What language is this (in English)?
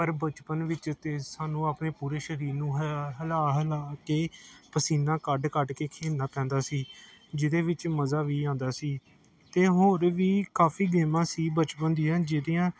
Punjabi